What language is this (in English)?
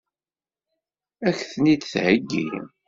Kabyle